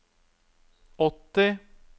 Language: Norwegian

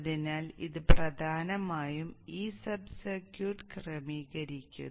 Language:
Malayalam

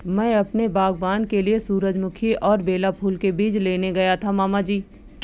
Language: Hindi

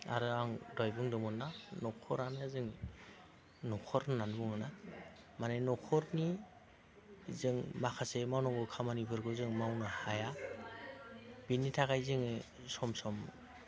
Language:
Bodo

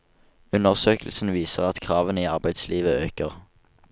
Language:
Norwegian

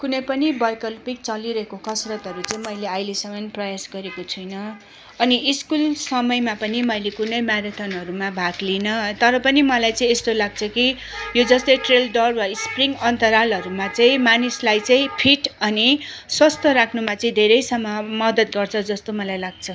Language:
Nepali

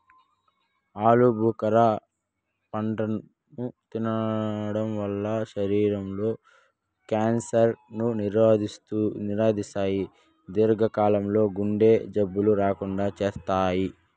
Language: Telugu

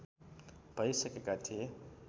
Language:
Nepali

